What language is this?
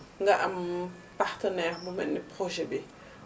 Wolof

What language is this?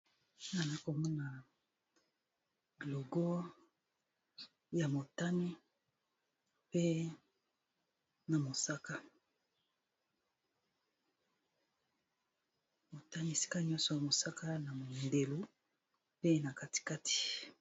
Lingala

